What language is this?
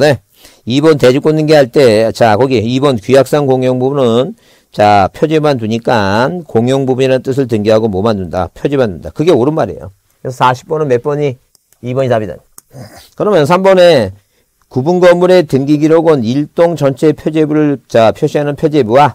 Korean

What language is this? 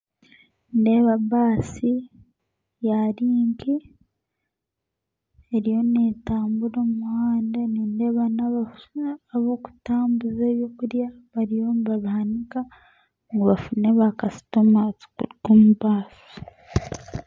Nyankole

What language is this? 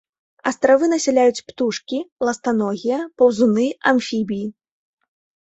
Belarusian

